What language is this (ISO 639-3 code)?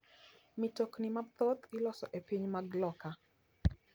luo